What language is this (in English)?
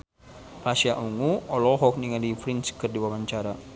Sundanese